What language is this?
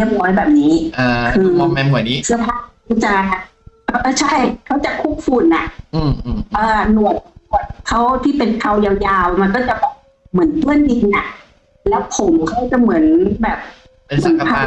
Thai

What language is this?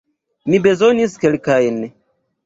Esperanto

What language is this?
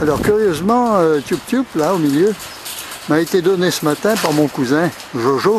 French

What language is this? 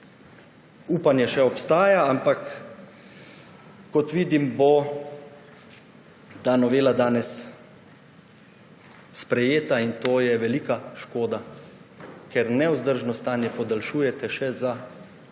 Slovenian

